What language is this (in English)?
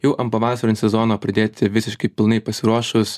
Lithuanian